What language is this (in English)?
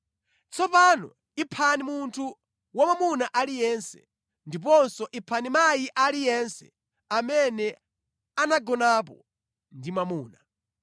Nyanja